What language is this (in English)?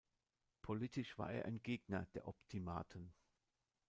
German